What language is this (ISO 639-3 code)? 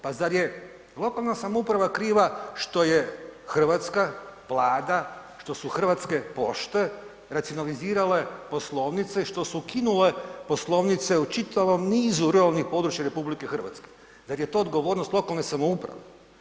hrv